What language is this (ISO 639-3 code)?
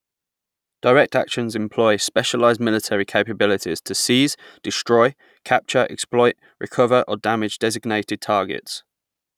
eng